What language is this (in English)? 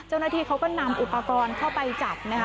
Thai